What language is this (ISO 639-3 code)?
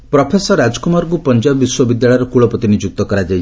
ori